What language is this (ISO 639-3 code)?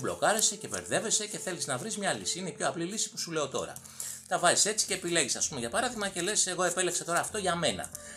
ell